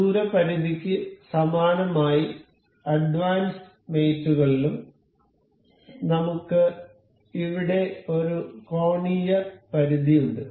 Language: Malayalam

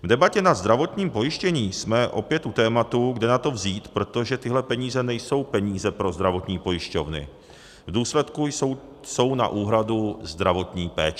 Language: Czech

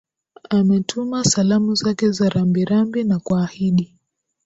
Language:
Swahili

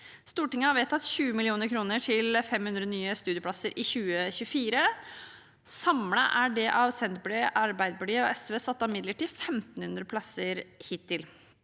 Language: Norwegian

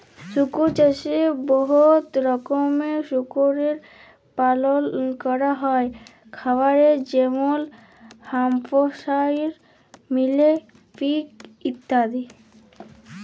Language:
Bangla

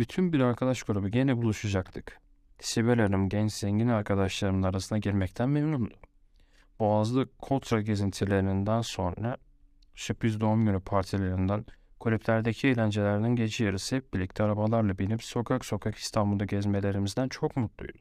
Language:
Turkish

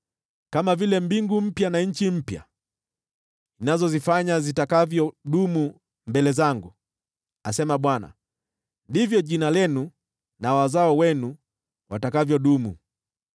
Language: Swahili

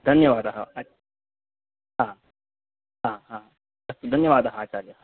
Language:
Sanskrit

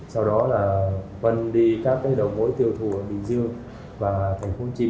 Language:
Vietnamese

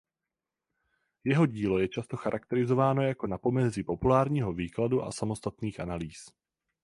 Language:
Czech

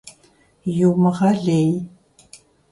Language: Kabardian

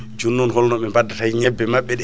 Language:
Fula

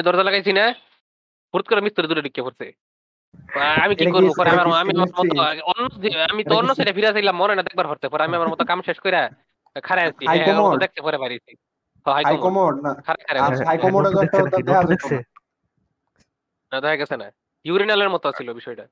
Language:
Bangla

